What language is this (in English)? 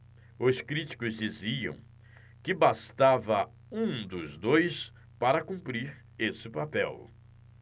Portuguese